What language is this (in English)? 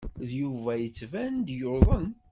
Kabyle